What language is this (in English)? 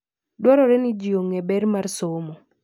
Luo (Kenya and Tanzania)